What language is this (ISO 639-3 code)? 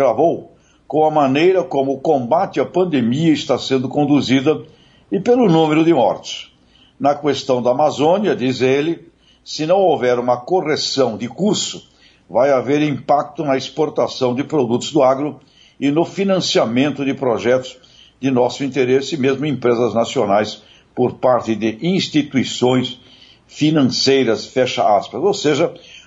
por